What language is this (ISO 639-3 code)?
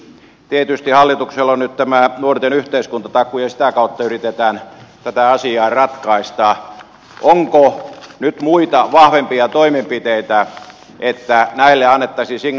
fin